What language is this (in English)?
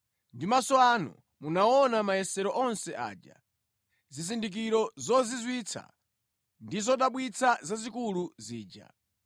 Nyanja